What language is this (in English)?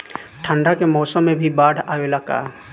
Bhojpuri